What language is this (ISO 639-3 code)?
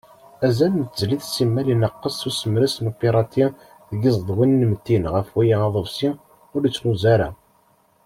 kab